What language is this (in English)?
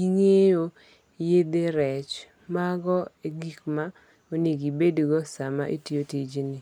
Luo (Kenya and Tanzania)